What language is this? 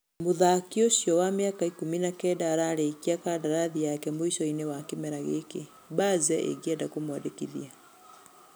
Kikuyu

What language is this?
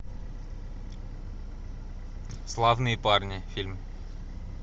Russian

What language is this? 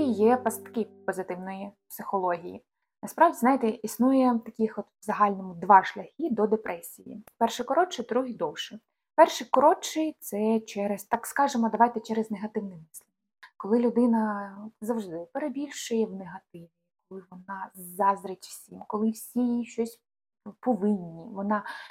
Ukrainian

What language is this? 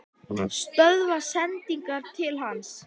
Icelandic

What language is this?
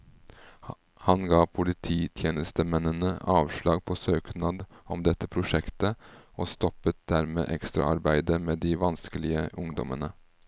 Norwegian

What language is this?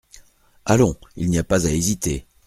French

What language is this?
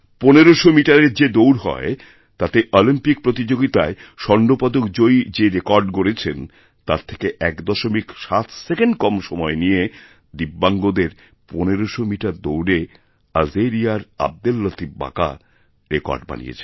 Bangla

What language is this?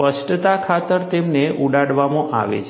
Gujarati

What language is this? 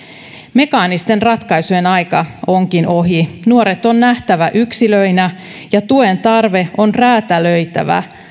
Finnish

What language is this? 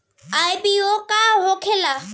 Bhojpuri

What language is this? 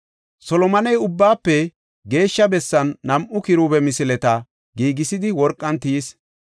Gofa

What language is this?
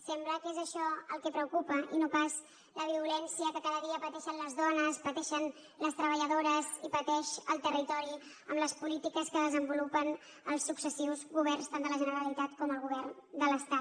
Catalan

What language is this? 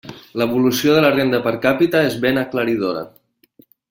Catalan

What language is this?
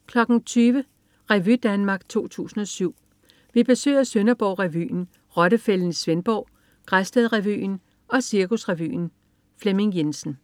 Danish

